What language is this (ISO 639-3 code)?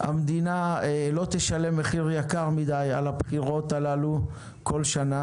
heb